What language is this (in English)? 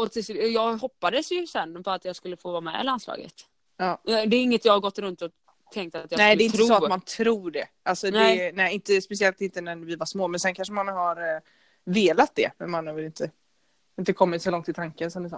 Swedish